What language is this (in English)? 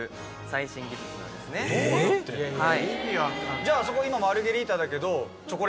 Japanese